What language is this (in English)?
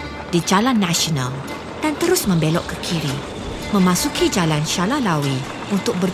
Malay